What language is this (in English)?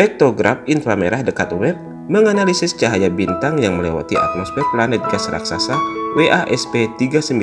Indonesian